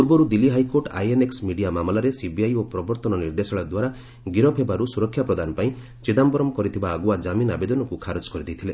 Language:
Odia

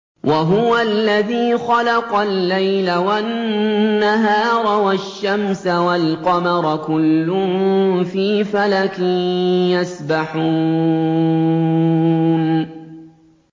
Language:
Arabic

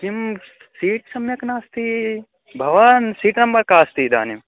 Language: Sanskrit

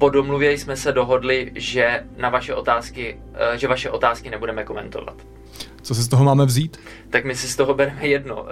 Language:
Czech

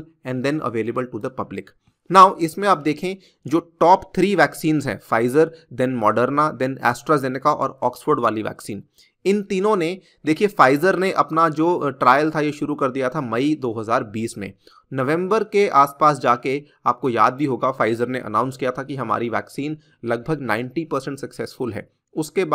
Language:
Hindi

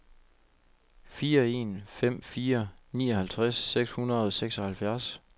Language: Danish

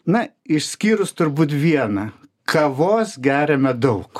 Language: Lithuanian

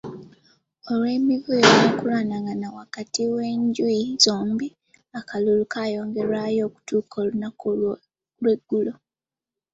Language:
Ganda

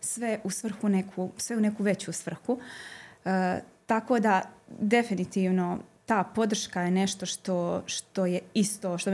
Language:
Croatian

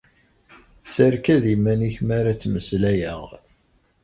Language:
Kabyle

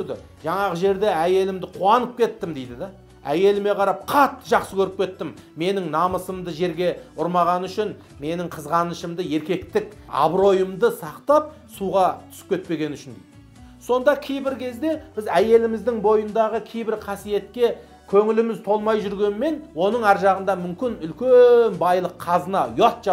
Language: Turkish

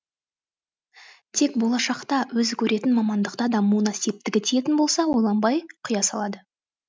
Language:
Kazakh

